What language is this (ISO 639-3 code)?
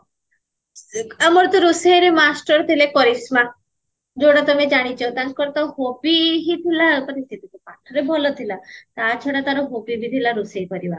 ori